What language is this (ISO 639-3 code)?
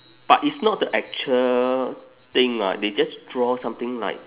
eng